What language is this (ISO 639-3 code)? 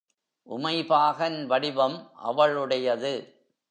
tam